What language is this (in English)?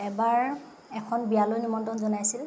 Assamese